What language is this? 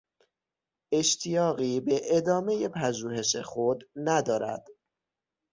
Persian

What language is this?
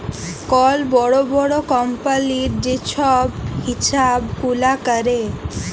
Bangla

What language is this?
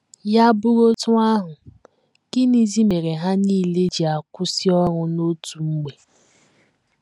Igbo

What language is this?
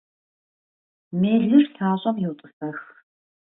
Kabardian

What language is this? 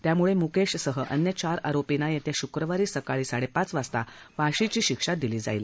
Marathi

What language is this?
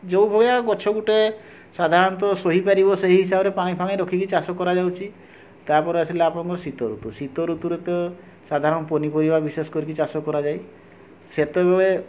Odia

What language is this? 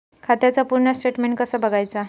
Marathi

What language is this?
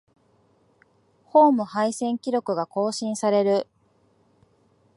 Japanese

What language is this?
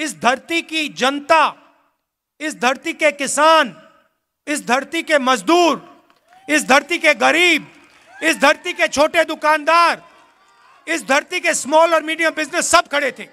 Hindi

